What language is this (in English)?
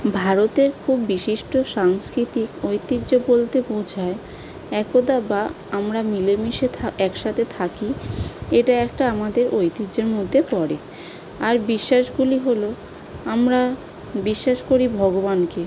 Bangla